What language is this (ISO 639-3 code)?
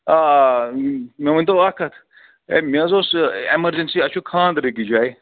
kas